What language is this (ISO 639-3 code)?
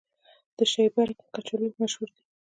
pus